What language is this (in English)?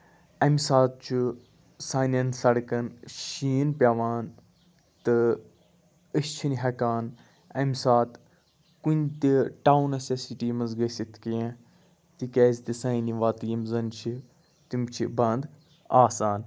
Kashmiri